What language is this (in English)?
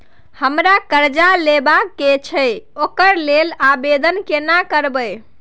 Maithili